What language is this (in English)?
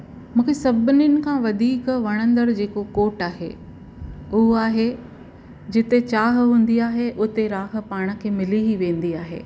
Sindhi